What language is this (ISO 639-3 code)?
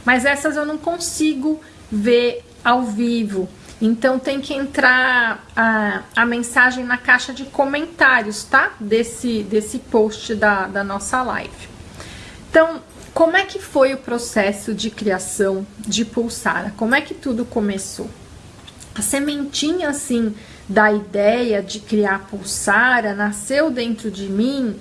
por